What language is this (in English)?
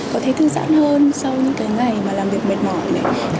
Vietnamese